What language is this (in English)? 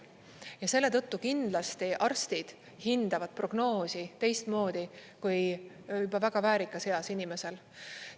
Estonian